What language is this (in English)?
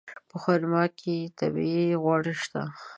Pashto